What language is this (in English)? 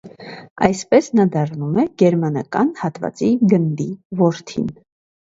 Armenian